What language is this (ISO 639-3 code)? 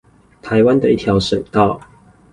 zho